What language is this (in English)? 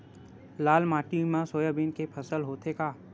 Chhattisgarhi